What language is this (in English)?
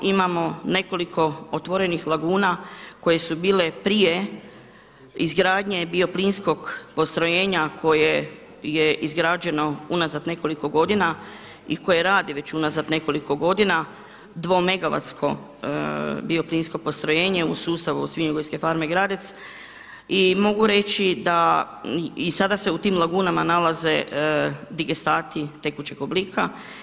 Croatian